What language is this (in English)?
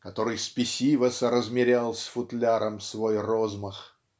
Russian